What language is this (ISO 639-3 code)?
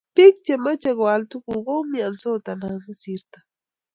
kln